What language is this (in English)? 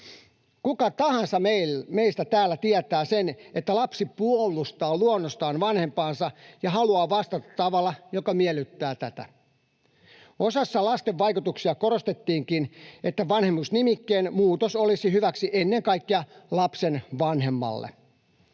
Finnish